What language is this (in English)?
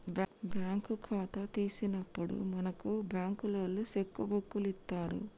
Telugu